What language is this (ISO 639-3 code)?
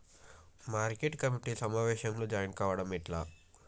tel